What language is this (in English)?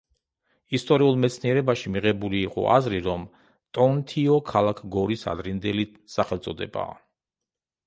Georgian